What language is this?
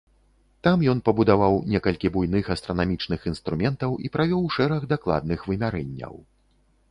Belarusian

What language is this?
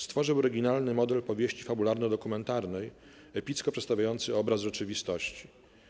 Polish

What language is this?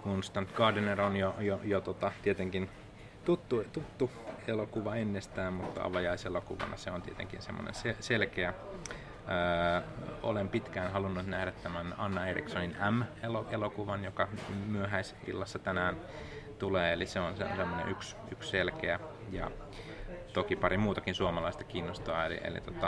Finnish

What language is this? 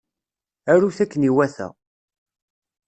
Kabyle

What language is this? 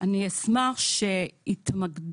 Hebrew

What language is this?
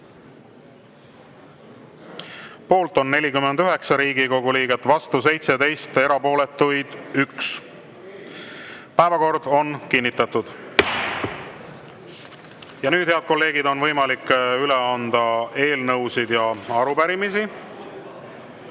Estonian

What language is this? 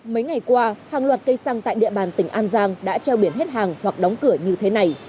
Vietnamese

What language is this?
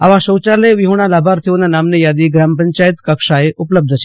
Gujarati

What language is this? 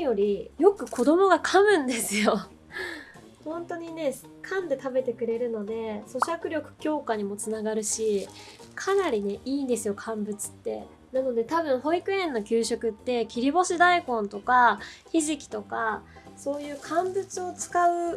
Japanese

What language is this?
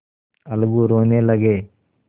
Hindi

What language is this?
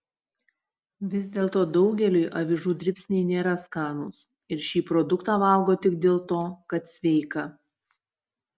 Lithuanian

